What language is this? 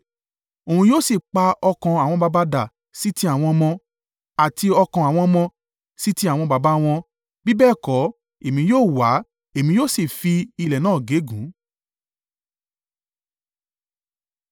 Yoruba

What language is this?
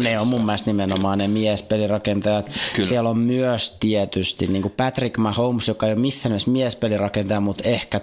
Finnish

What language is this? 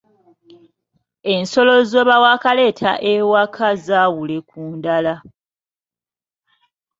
Ganda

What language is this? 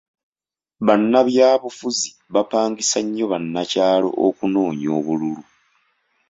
Ganda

